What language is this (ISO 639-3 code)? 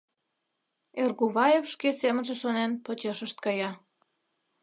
chm